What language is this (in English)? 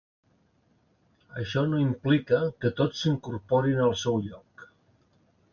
Catalan